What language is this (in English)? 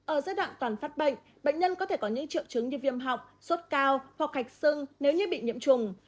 Vietnamese